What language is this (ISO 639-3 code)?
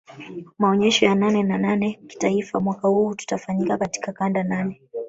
swa